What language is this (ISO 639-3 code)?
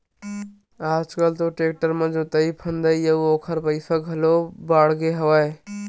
hne